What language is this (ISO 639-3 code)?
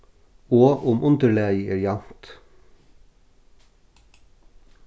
fao